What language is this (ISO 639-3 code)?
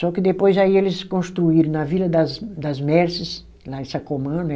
por